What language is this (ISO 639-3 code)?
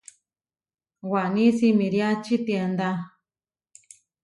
var